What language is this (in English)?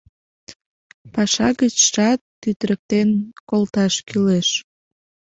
Mari